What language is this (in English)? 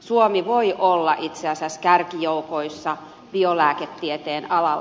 Finnish